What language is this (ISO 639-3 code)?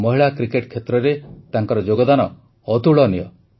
ori